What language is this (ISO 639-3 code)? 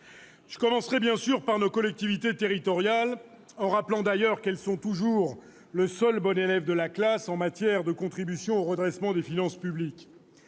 fra